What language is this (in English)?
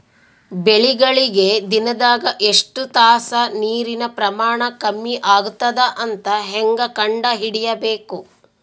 Kannada